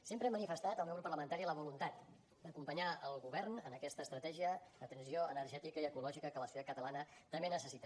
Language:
Catalan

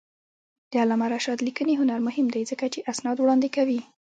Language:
Pashto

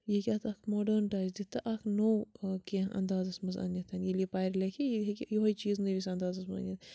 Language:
Kashmiri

